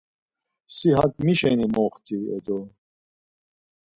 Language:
Laz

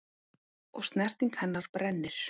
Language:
Icelandic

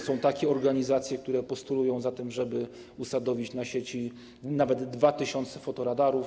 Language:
Polish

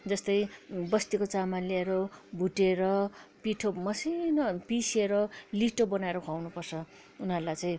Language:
Nepali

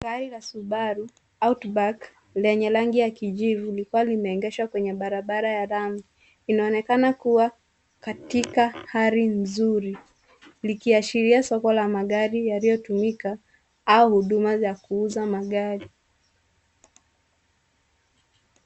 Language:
Swahili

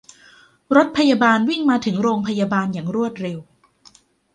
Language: Thai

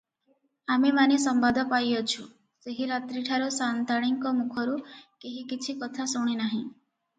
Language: Odia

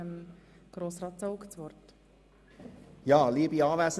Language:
Swiss German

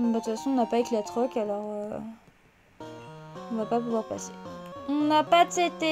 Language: French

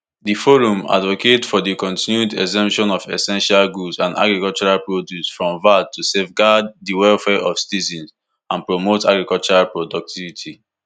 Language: Nigerian Pidgin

